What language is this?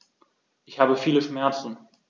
German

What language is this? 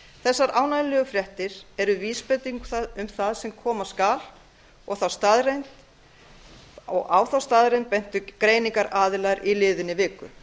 Icelandic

